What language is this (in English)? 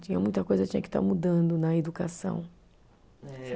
Portuguese